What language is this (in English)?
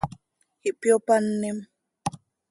Seri